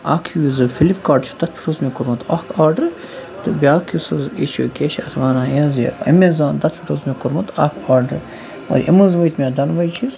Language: Kashmiri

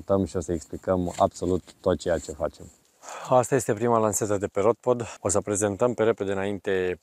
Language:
Romanian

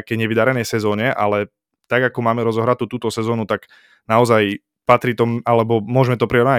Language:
Slovak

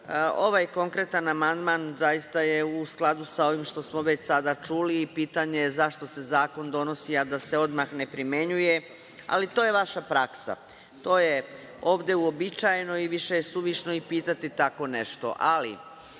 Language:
Serbian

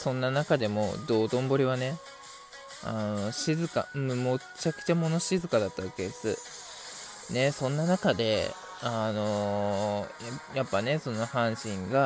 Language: Japanese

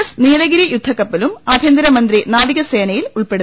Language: Malayalam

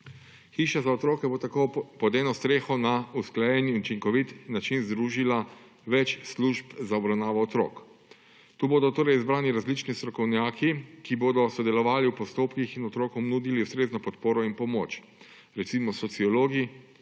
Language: Slovenian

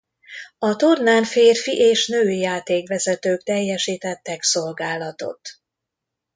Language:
Hungarian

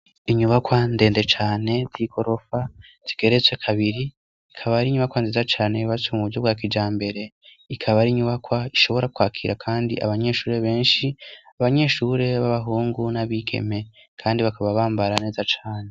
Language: Rundi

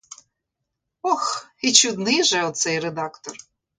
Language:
Ukrainian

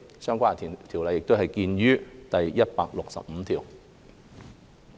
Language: Cantonese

